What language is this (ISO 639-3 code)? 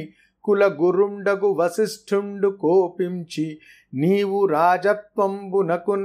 tel